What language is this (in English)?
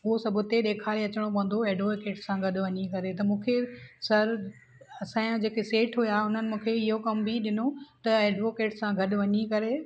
Sindhi